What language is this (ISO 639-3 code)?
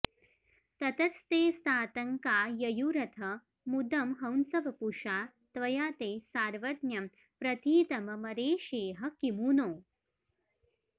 san